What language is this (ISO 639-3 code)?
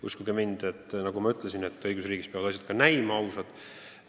est